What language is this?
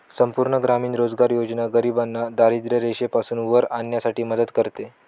Marathi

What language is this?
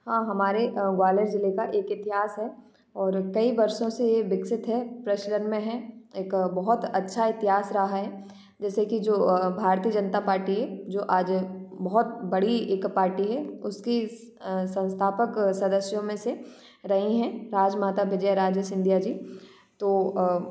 Hindi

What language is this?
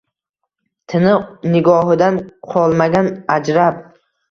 Uzbek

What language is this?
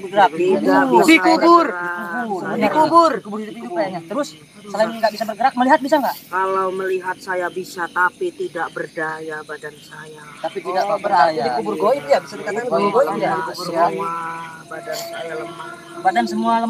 Indonesian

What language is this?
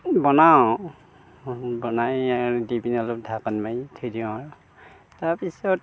Assamese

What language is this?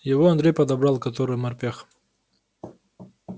Russian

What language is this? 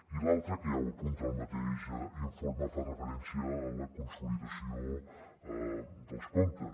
Catalan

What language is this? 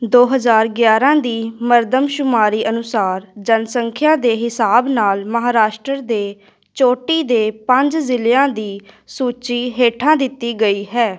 Punjabi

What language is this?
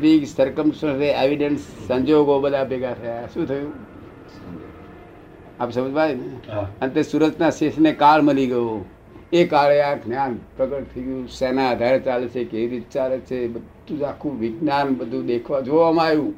Gujarati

